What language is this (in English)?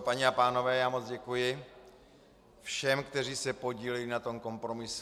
Czech